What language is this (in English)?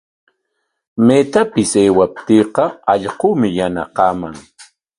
Corongo Ancash Quechua